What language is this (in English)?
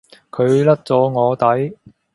Cantonese